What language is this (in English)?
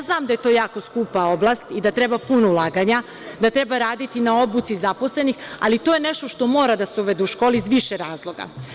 Serbian